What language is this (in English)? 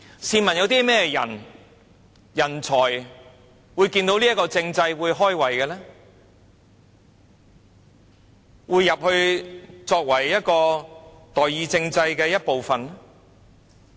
Cantonese